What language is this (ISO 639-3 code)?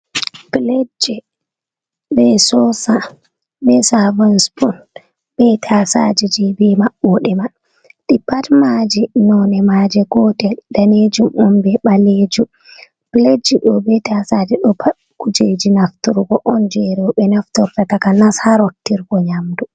ful